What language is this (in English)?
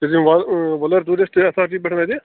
Kashmiri